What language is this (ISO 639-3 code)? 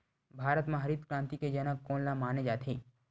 hne